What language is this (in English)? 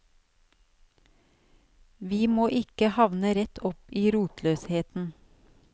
Norwegian